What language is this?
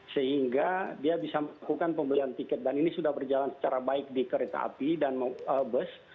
Indonesian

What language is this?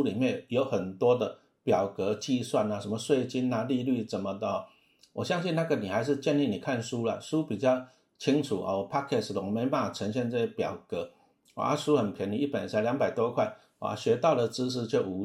Chinese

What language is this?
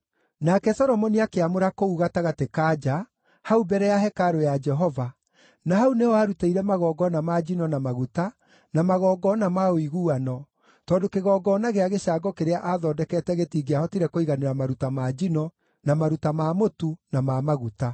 Kikuyu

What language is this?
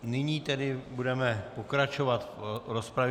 Czech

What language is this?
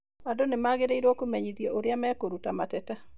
Kikuyu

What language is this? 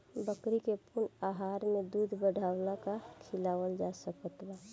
Bhojpuri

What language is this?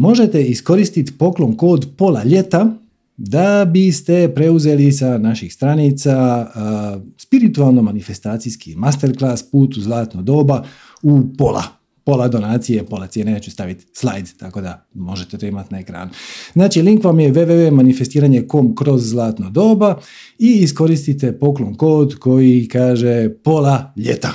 Croatian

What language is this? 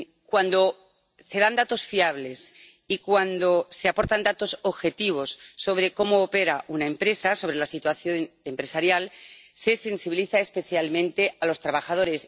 Spanish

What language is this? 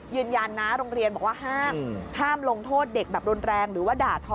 Thai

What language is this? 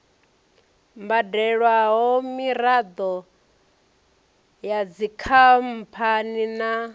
Venda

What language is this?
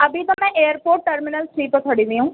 Urdu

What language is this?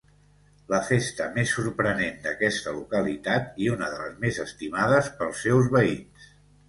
Catalan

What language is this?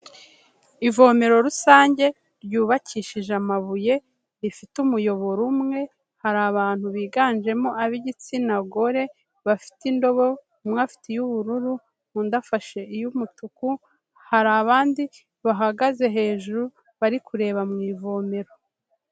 Kinyarwanda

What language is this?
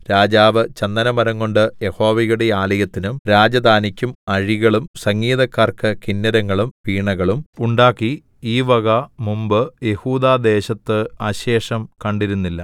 Malayalam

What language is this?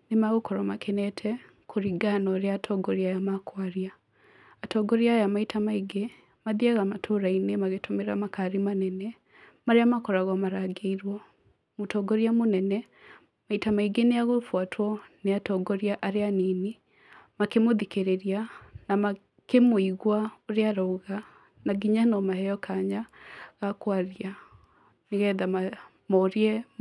Kikuyu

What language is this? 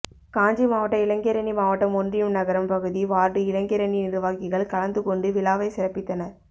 Tamil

